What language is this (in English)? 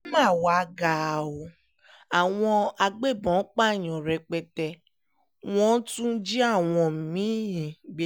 Yoruba